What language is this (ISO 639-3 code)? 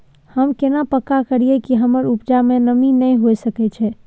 mai